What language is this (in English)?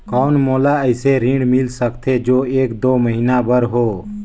Chhattisgarhi